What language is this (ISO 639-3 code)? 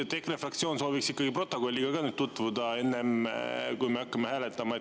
est